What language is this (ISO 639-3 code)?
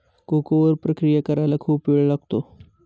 mar